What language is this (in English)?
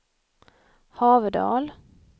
Swedish